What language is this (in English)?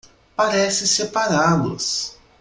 Portuguese